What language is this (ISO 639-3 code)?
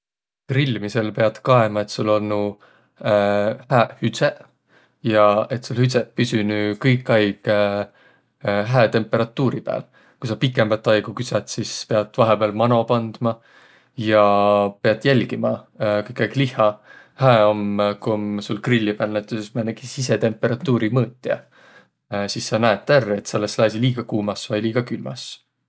vro